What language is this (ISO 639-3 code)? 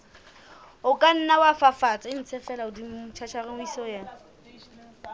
sot